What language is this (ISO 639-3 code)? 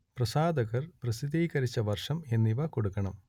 mal